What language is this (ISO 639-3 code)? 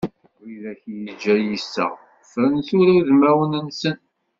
kab